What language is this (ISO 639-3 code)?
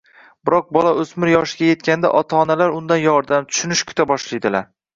uzb